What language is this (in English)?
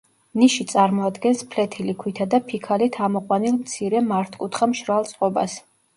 Georgian